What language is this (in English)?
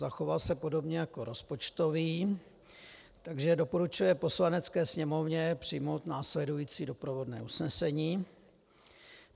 Czech